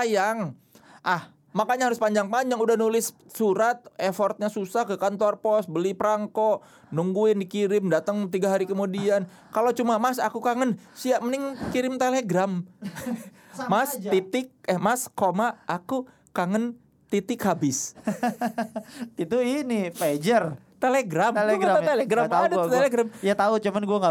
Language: Indonesian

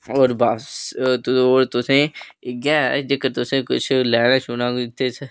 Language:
Dogri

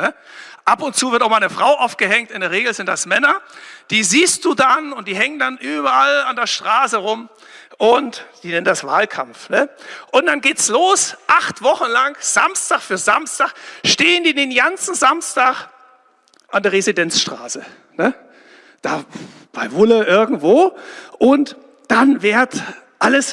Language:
German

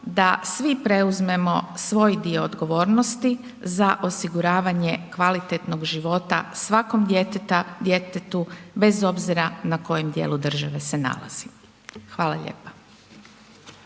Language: Croatian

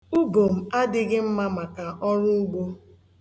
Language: Igbo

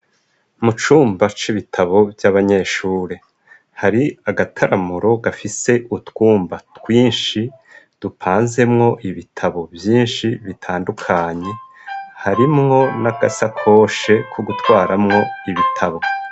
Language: Rundi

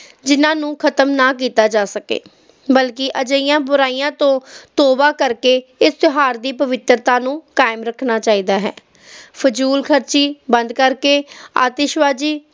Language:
Punjabi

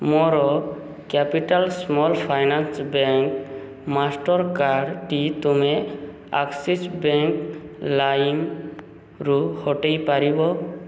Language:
Odia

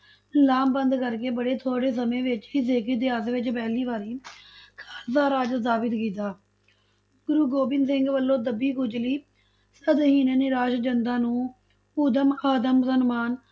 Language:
Punjabi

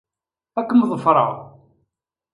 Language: Kabyle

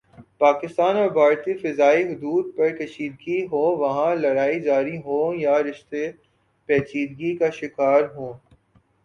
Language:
Urdu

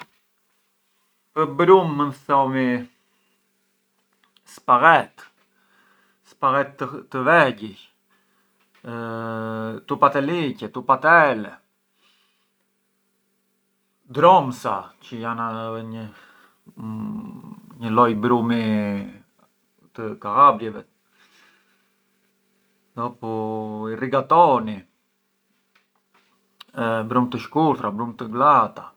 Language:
Arbëreshë Albanian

